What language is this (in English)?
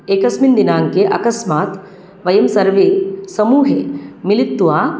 Sanskrit